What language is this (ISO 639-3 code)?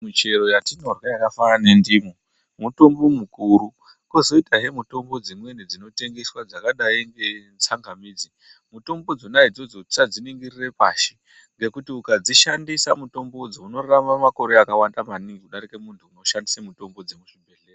ndc